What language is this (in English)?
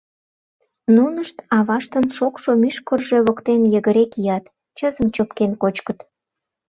Mari